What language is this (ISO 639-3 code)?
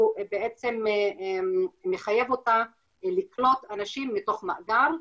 heb